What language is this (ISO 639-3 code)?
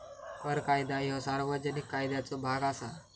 mar